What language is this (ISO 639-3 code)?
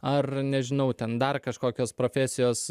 lit